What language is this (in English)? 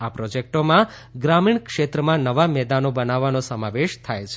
Gujarati